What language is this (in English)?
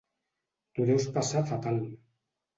Catalan